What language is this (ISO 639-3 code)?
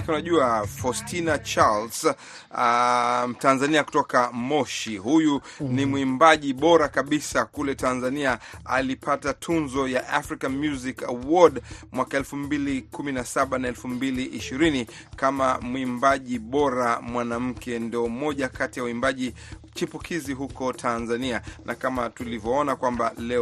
swa